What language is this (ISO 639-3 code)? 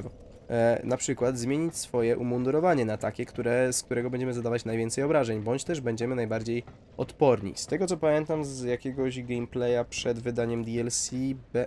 pol